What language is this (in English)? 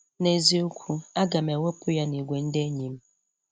Igbo